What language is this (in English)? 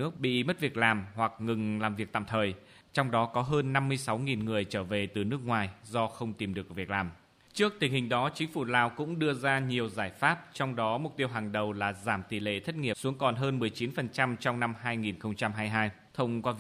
Vietnamese